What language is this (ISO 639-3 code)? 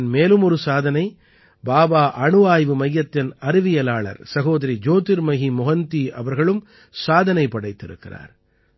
tam